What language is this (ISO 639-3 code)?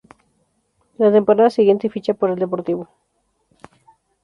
spa